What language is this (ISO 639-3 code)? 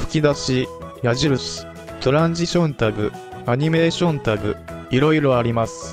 jpn